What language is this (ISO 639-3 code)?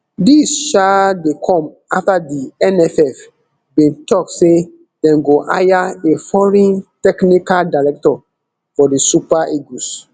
pcm